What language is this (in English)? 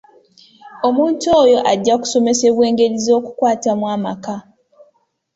Ganda